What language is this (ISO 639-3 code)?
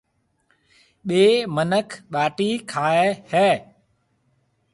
mve